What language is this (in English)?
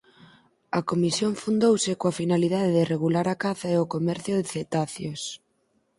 Galician